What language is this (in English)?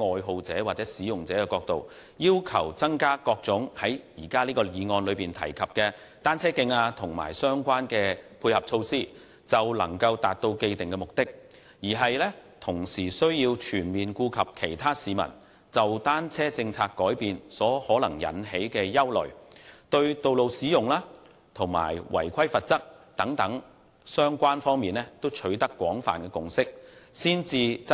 Cantonese